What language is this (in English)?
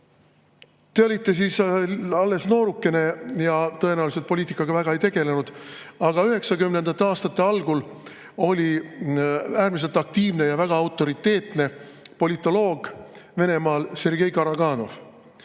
Estonian